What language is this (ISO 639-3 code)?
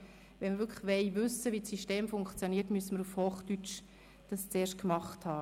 gsw